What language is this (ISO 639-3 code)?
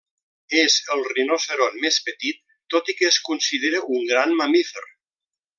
cat